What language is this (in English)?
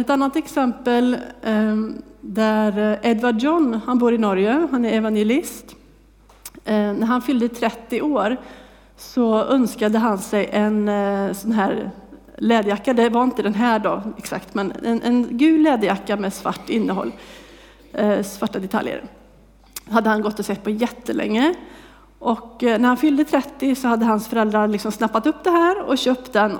Swedish